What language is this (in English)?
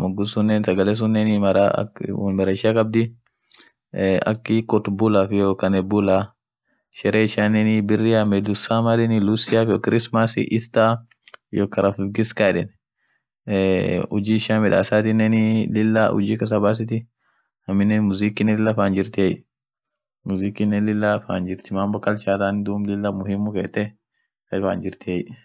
Orma